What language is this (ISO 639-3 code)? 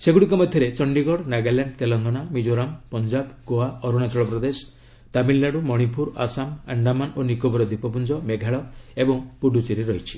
ori